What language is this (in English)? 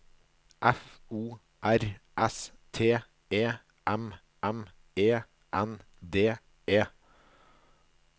Norwegian